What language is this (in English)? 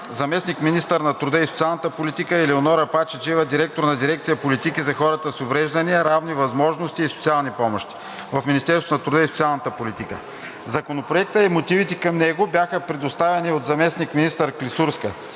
Bulgarian